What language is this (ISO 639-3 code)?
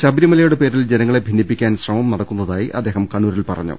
mal